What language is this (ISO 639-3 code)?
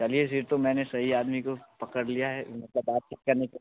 hin